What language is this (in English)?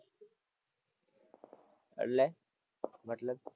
Gujarati